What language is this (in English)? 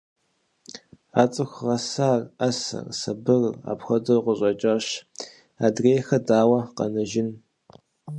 Kabardian